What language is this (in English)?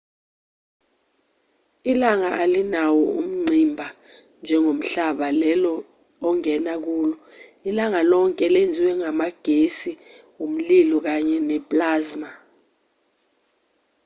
Zulu